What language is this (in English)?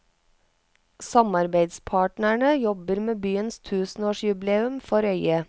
Norwegian